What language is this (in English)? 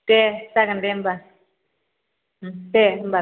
Bodo